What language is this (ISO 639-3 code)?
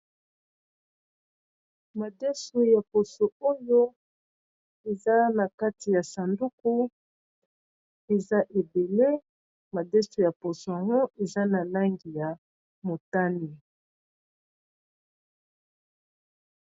lin